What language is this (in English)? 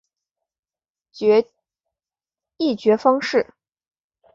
Chinese